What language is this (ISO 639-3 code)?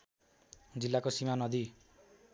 nep